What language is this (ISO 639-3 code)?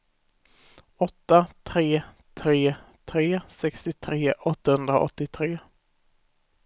swe